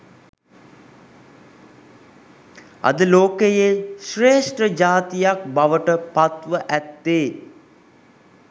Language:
Sinhala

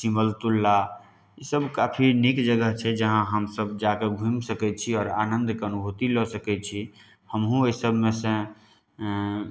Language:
Maithili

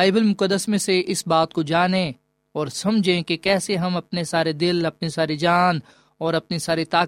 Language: Urdu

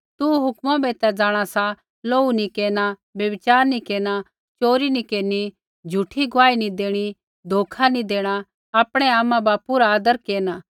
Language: Kullu Pahari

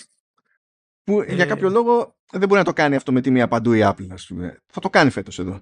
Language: Greek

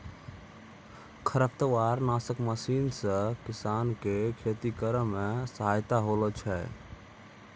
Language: Maithili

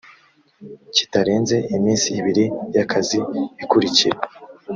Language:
Kinyarwanda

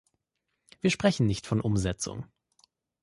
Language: German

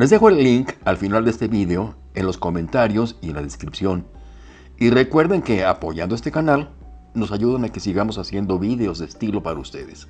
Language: Spanish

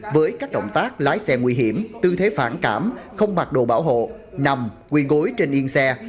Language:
Vietnamese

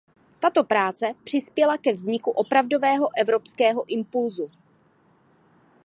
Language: Czech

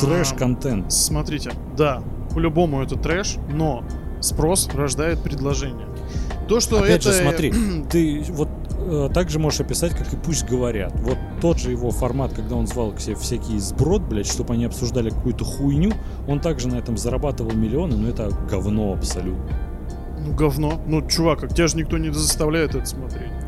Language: Russian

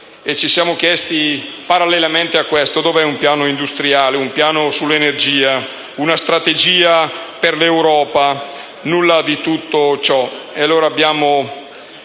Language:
Italian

